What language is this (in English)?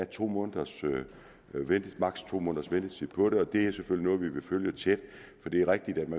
Danish